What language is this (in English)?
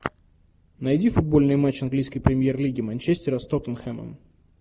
Russian